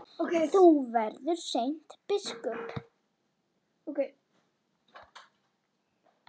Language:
Icelandic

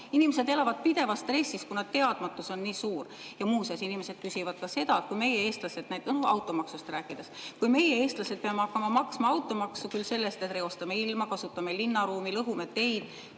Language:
Estonian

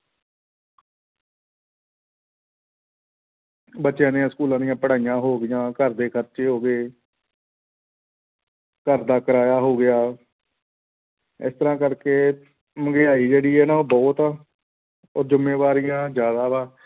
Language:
Punjabi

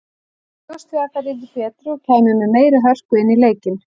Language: Icelandic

